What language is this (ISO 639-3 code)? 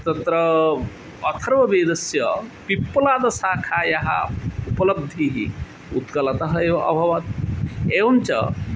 san